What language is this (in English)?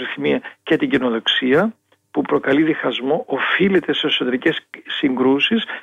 Greek